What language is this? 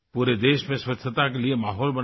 Hindi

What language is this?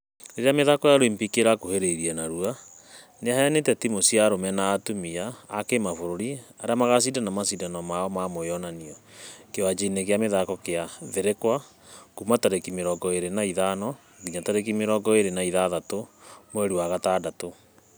Kikuyu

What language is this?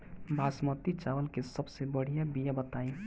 Bhojpuri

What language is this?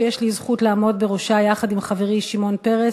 Hebrew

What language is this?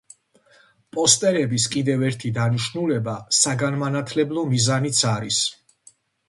Georgian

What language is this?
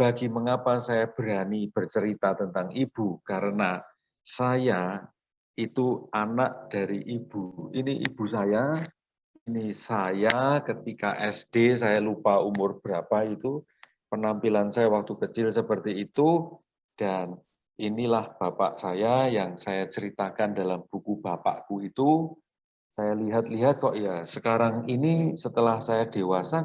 Indonesian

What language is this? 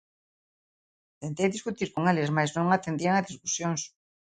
Galician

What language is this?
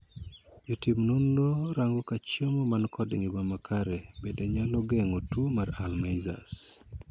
Luo (Kenya and Tanzania)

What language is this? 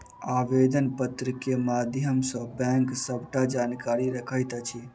Maithili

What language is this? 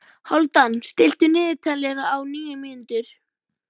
Icelandic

